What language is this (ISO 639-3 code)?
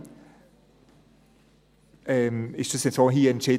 gsw